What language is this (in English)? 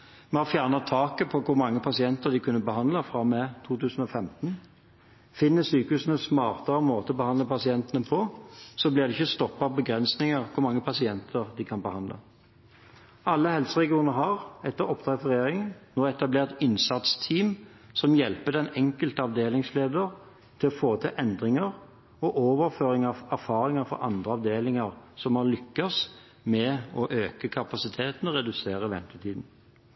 Norwegian Bokmål